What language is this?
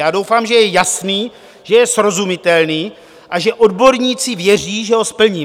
Czech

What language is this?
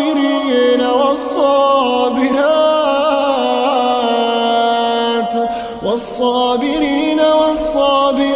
Arabic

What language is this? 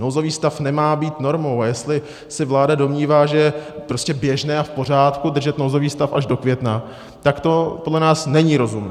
Czech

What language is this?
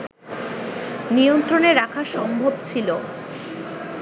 Bangla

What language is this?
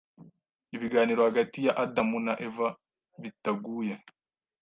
Kinyarwanda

